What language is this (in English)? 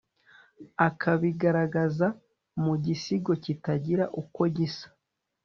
Kinyarwanda